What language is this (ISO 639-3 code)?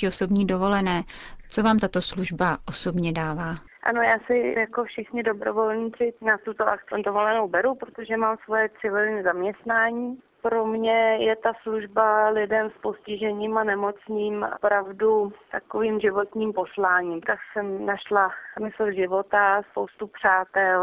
ces